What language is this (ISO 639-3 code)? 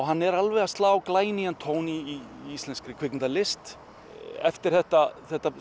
isl